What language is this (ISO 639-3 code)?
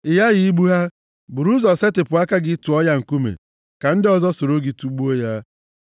ibo